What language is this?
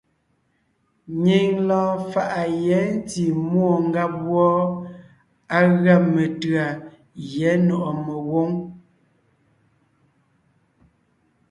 Ngiemboon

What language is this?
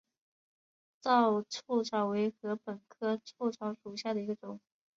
Chinese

